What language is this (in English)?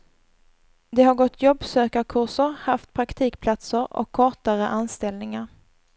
Swedish